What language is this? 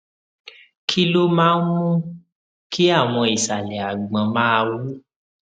Yoruba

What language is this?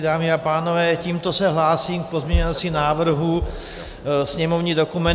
Czech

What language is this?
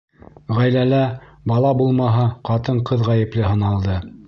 Bashkir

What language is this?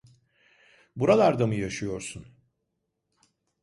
Turkish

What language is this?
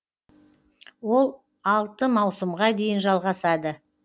Kazakh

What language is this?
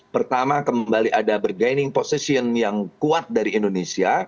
Indonesian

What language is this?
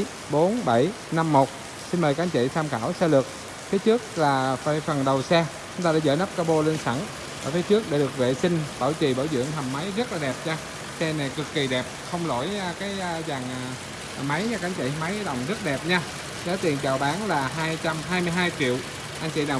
Vietnamese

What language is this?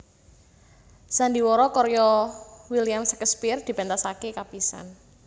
Javanese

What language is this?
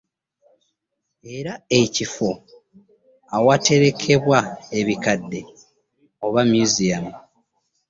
Ganda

